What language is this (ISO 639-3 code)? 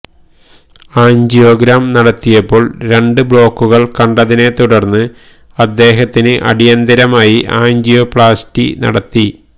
mal